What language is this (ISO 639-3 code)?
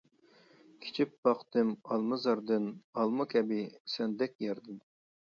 uig